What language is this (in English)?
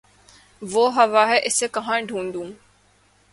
Urdu